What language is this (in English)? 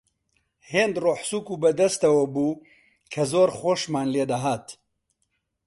Central Kurdish